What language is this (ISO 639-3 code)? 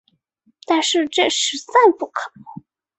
zho